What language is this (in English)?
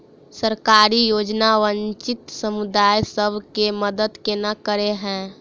Maithili